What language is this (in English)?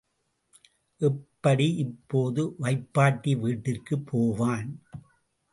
Tamil